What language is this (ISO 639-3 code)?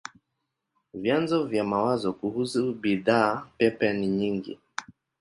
swa